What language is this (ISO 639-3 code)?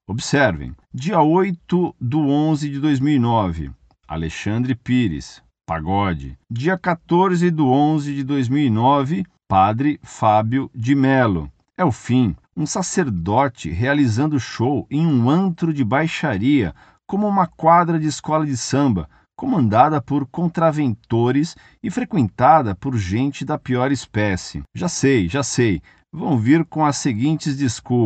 por